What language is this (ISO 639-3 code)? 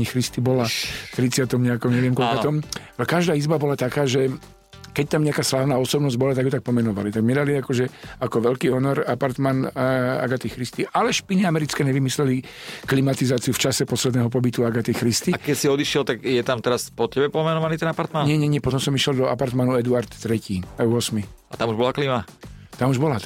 slk